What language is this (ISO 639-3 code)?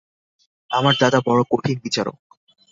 ben